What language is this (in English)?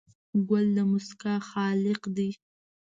Pashto